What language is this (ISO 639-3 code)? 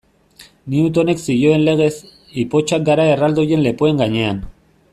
eus